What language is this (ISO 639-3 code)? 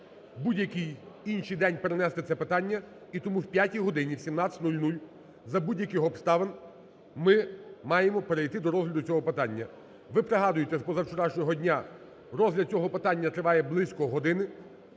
ukr